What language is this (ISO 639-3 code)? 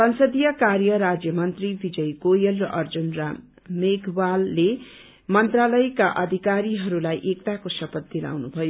nep